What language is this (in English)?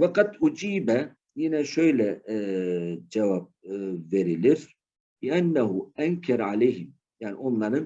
Turkish